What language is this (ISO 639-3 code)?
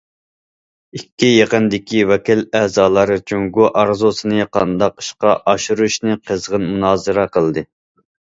uig